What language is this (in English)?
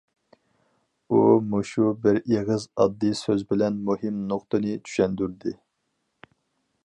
Uyghur